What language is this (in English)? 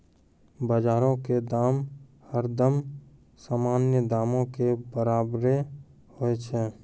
Maithili